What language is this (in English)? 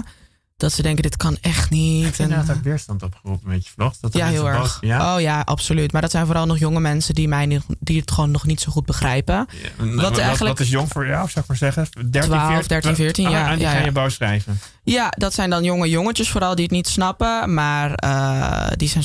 Dutch